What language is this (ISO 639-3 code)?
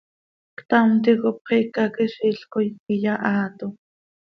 sei